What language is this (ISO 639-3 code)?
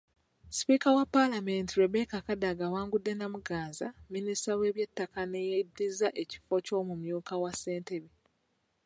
lug